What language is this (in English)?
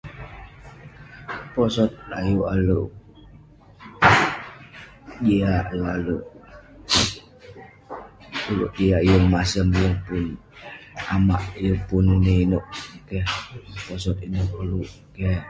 Western Penan